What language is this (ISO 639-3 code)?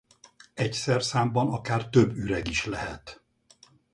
hun